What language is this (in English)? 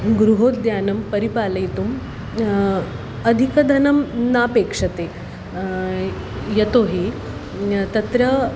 Sanskrit